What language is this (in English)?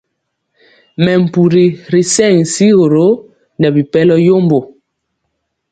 Mpiemo